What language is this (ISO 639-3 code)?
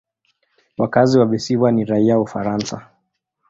swa